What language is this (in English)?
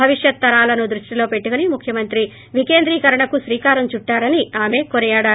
Telugu